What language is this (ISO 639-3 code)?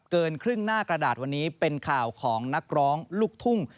tha